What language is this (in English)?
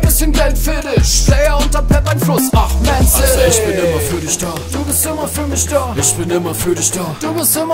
German